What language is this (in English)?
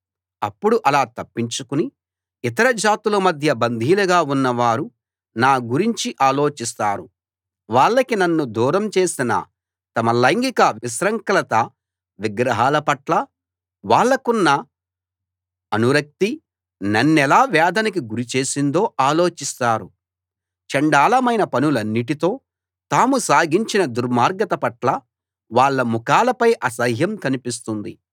Telugu